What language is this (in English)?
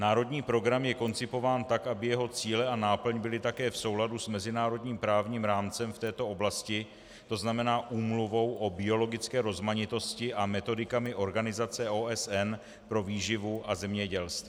Czech